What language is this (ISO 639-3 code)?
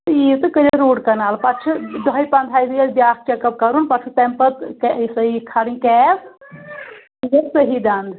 kas